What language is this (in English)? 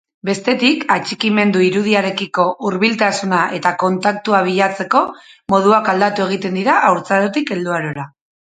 Basque